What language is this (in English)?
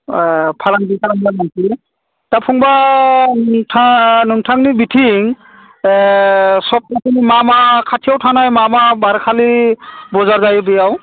Bodo